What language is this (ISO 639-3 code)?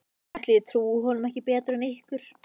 isl